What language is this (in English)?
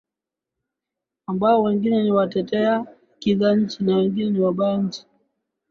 Swahili